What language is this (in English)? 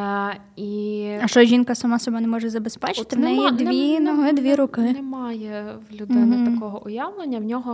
Ukrainian